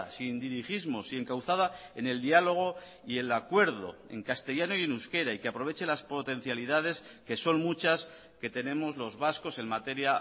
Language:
Spanish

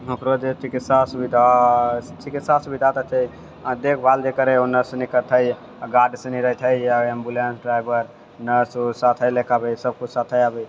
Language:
Maithili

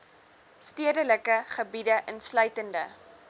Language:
Afrikaans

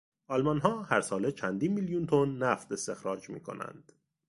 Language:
Persian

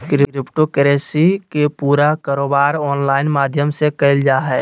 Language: Magahi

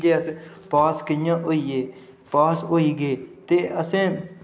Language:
Dogri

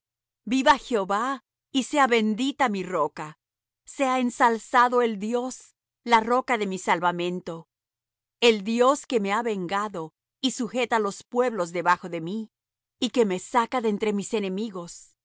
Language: Spanish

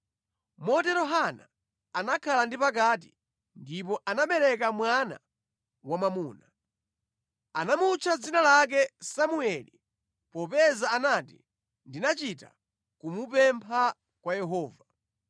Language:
Nyanja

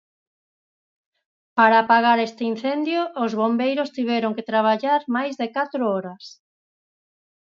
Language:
Galician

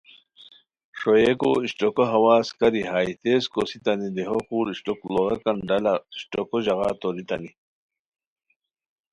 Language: Khowar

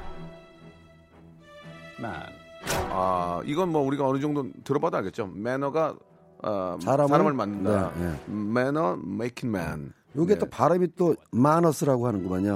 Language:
Korean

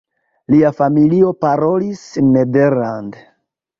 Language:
Esperanto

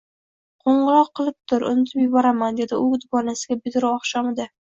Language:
Uzbek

